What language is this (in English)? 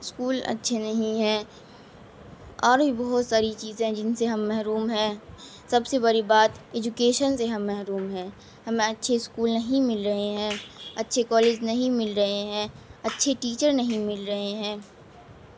Urdu